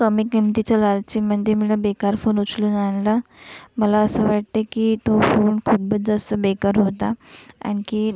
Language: Marathi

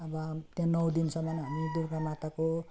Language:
Nepali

